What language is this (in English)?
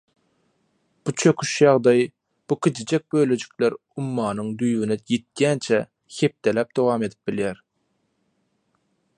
Turkmen